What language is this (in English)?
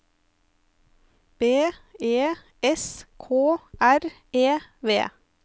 Norwegian